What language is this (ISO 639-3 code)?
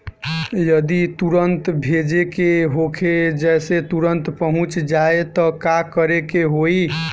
bho